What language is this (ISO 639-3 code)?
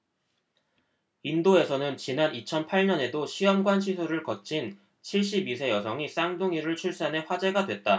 kor